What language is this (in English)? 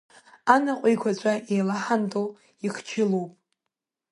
Abkhazian